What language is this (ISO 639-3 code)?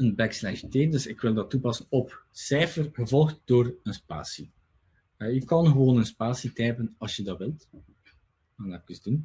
nld